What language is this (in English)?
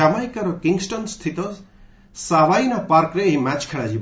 Odia